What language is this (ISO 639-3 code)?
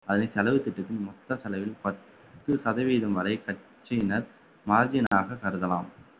tam